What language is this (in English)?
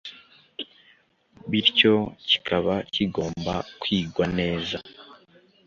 Kinyarwanda